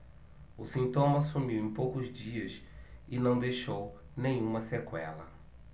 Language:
Portuguese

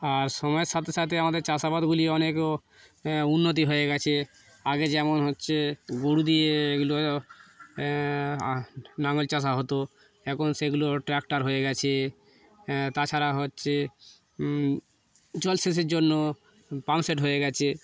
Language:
Bangla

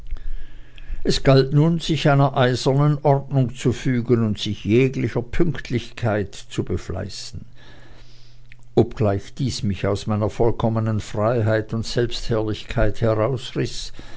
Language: German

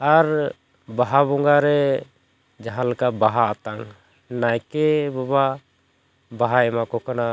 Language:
Santali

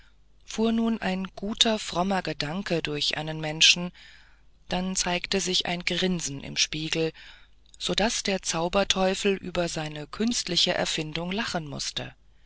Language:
German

